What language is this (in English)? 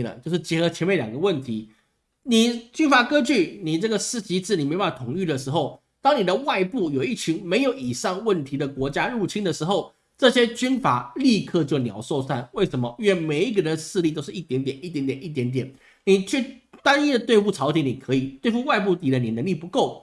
Chinese